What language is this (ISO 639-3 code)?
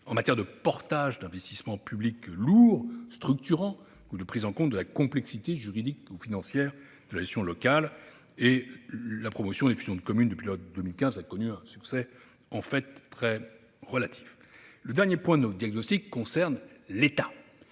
fra